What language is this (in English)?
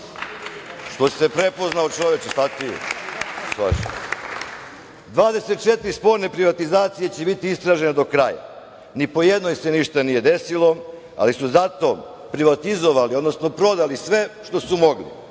Serbian